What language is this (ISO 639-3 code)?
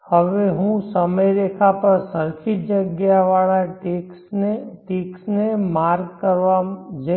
guj